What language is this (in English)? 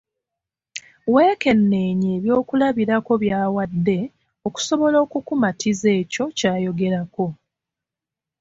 Ganda